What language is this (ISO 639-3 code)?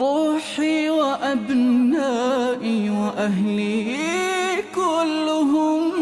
ara